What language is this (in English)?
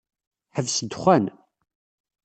Kabyle